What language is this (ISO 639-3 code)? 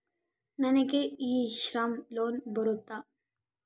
kan